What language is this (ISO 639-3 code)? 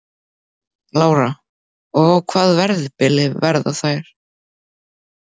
isl